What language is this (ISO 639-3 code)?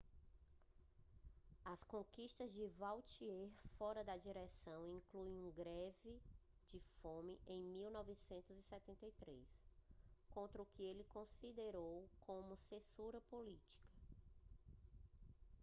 por